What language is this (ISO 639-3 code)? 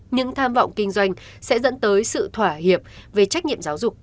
vie